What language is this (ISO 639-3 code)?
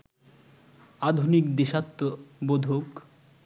ben